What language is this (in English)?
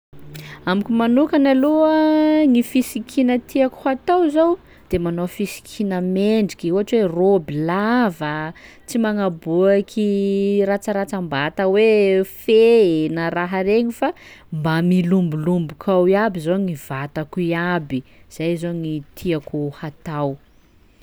Sakalava Malagasy